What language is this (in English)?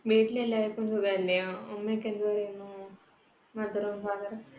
Malayalam